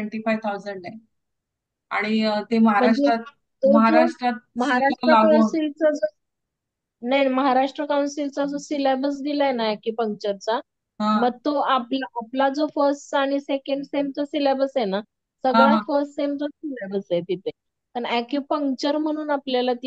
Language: Hindi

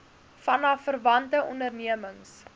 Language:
Afrikaans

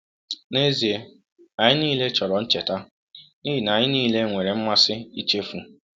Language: Igbo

